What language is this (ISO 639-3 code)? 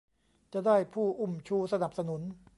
tha